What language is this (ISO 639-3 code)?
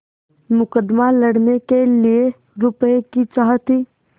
hin